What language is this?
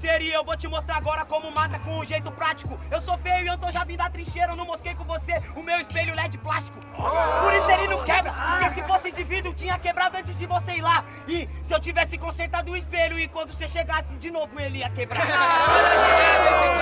Portuguese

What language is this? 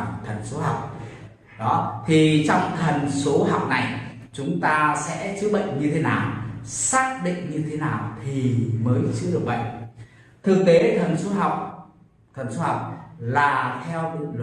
Vietnamese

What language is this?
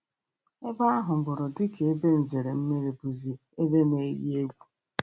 Igbo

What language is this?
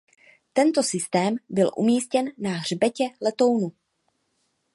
Czech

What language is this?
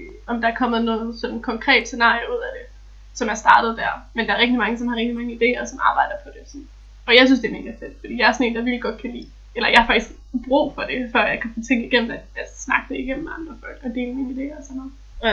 Danish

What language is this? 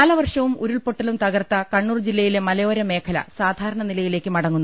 Malayalam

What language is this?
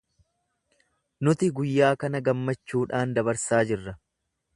Oromo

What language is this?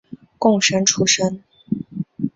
Chinese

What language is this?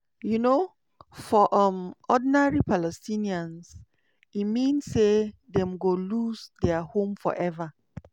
Nigerian Pidgin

